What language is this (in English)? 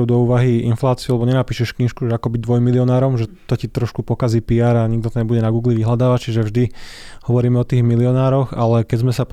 Slovak